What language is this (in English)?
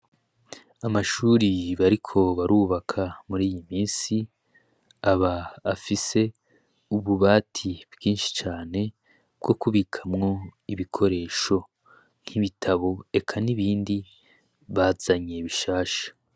Rundi